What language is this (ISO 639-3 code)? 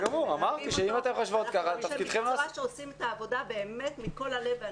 heb